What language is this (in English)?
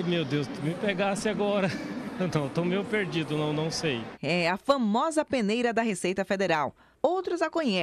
Portuguese